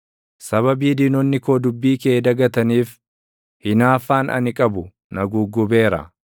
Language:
Oromo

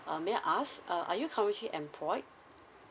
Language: English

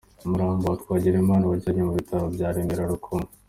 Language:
Kinyarwanda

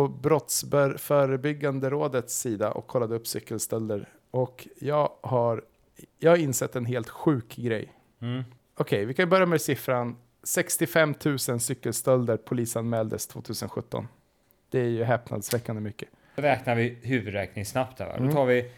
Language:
Swedish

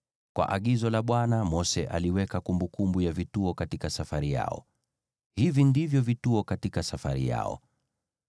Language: Swahili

